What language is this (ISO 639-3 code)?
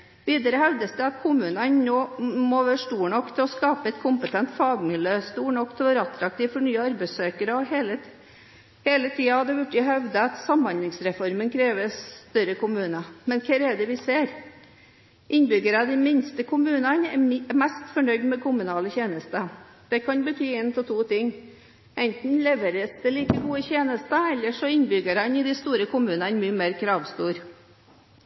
nob